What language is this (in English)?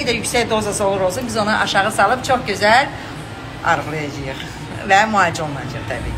Turkish